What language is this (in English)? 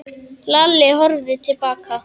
Icelandic